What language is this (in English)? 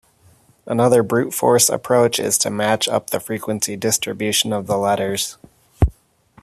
English